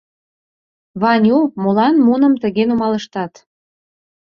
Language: Mari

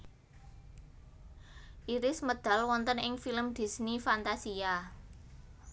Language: Javanese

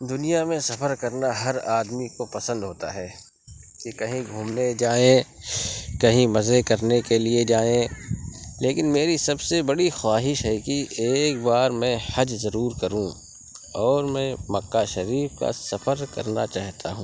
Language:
Urdu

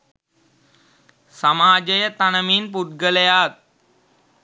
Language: Sinhala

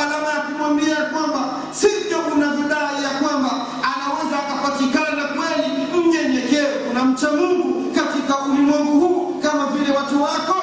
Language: Swahili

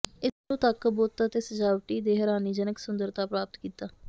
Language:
Punjabi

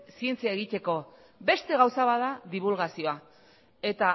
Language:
Basque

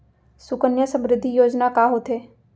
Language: Chhattisgarhi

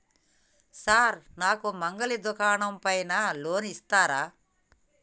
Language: Telugu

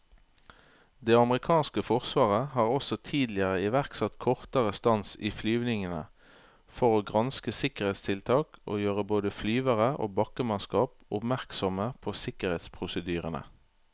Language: Norwegian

